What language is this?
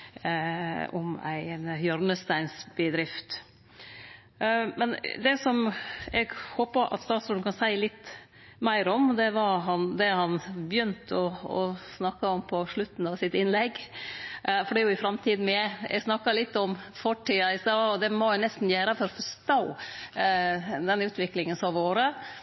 Norwegian Nynorsk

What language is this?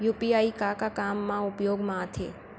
Chhattisgarhi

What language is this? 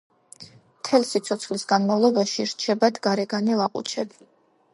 Georgian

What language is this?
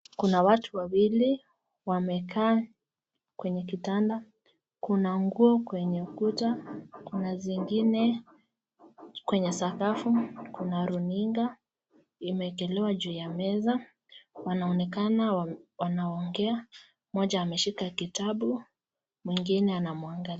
Swahili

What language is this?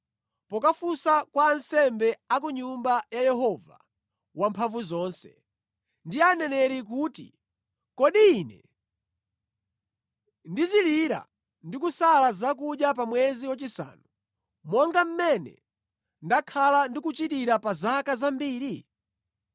Nyanja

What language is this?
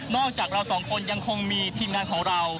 Thai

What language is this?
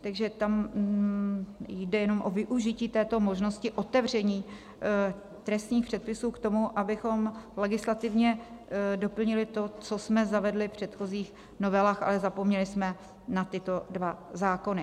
Czech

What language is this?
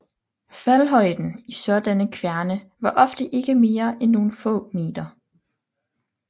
Danish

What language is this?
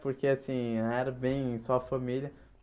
Portuguese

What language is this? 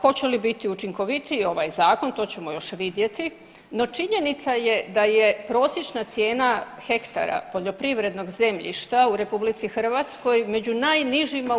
Croatian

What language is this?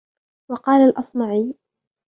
Arabic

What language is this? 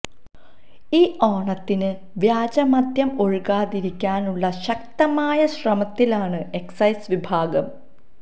Malayalam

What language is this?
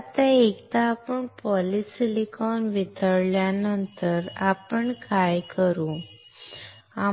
Marathi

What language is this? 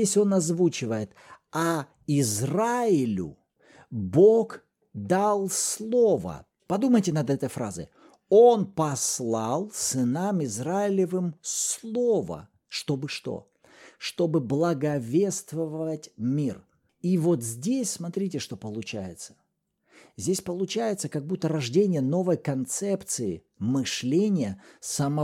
Russian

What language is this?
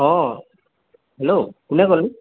Assamese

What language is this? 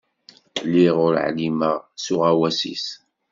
Kabyle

